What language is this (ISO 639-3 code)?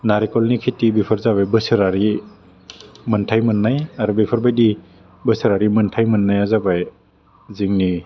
brx